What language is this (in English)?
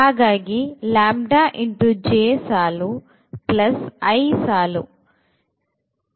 Kannada